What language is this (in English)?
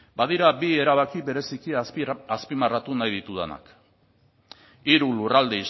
Basque